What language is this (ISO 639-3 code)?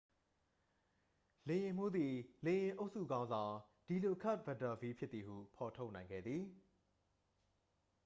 mya